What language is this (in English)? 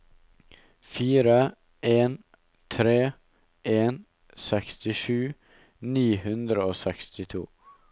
Norwegian